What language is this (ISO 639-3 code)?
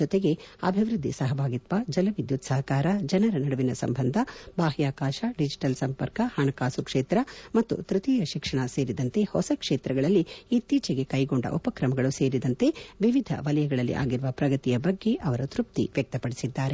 kan